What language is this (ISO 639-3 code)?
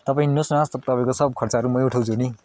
nep